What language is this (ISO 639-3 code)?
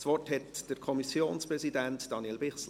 gsw